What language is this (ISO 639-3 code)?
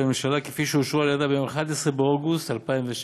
heb